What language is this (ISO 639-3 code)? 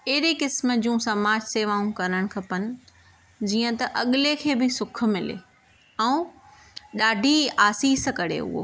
snd